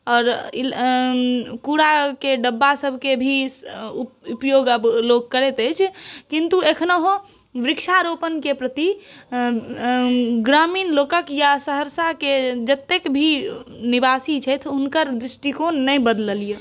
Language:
Maithili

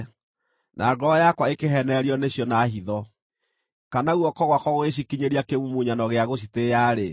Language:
Kikuyu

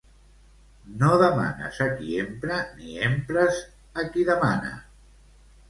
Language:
Catalan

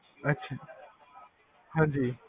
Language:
Punjabi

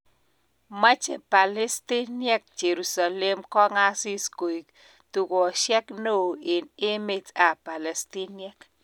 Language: Kalenjin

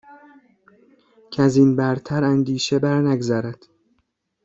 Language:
Persian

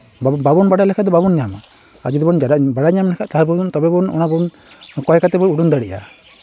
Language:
Santali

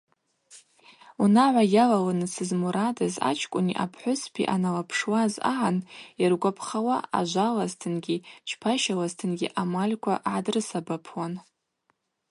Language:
Abaza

